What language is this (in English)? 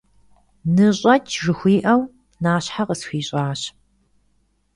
Kabardian